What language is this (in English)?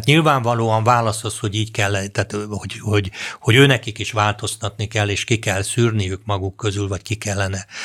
Hungarian